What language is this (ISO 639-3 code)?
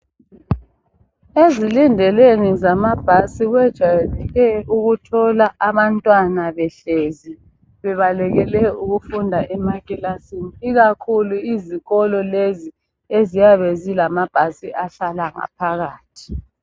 nde